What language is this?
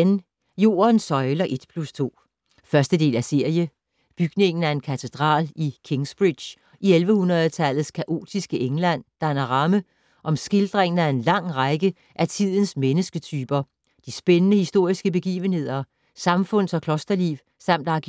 Danish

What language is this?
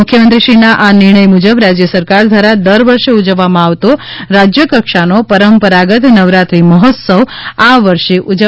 Gujarati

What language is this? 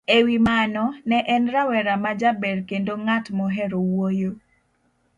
Luo (Kenya and Tanzania)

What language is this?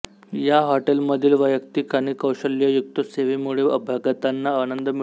Marathi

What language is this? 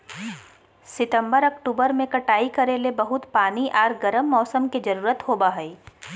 Magahi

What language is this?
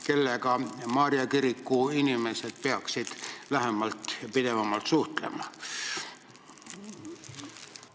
Estonian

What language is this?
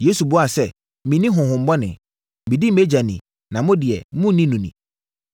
Akan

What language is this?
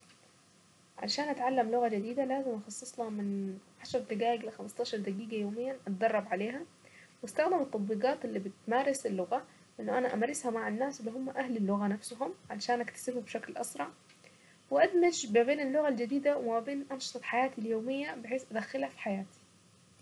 Saidi Arabic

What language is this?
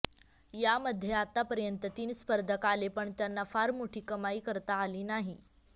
Marathi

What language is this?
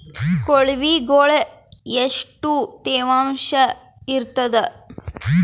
Kannada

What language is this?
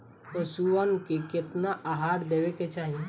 Bhojpuri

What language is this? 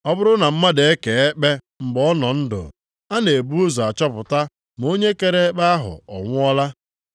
Igbo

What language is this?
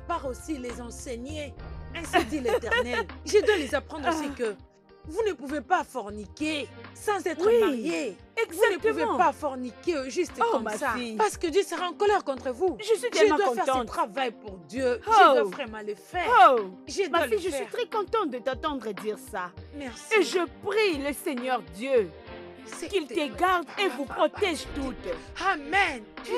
French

